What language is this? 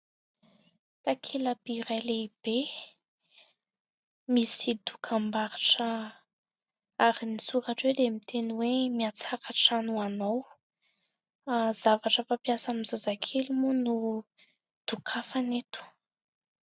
Malagasy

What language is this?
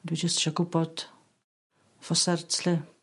Welsh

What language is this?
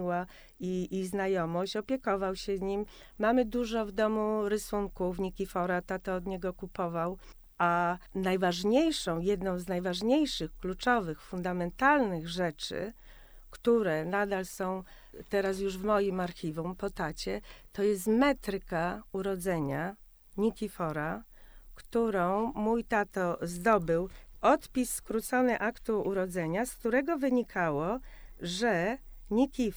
Polish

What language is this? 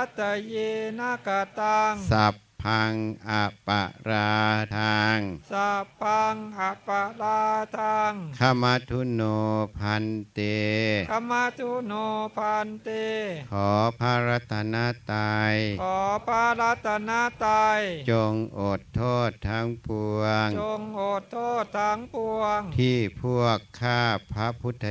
Thai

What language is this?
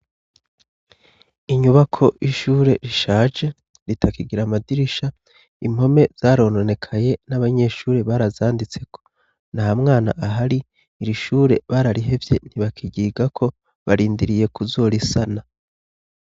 Rundi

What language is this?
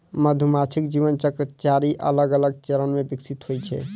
Maithili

